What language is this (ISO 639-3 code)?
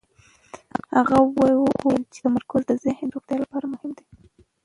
pus